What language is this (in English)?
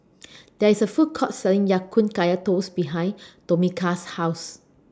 English